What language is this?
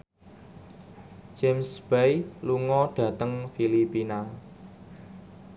Javanese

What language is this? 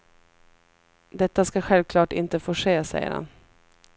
Swedish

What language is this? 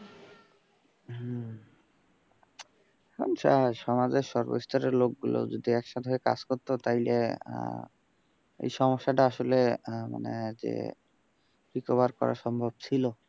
Bangla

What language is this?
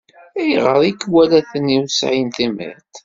Kabyle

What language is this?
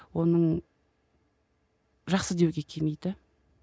Kazakh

